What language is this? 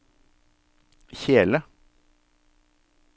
Norwegian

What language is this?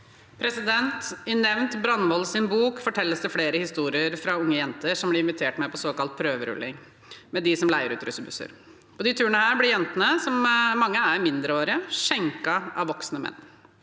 Norwegian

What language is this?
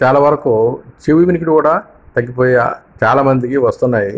Telugu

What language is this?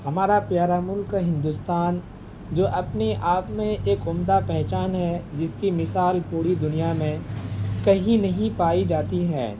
Urdu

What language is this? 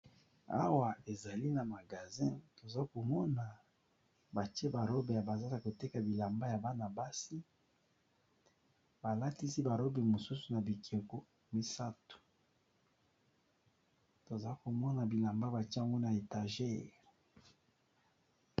Lingala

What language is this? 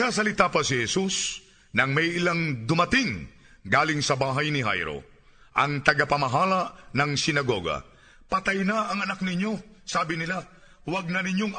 Filipino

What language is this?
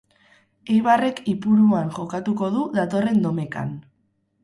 Basque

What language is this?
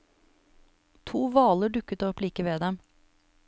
Norwegian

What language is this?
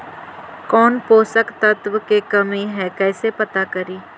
Magahi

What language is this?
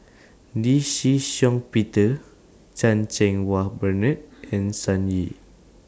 English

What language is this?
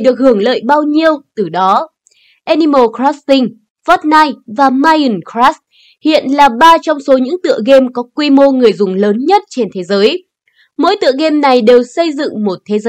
Vietnamese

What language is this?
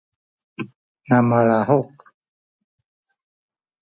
Sakizaya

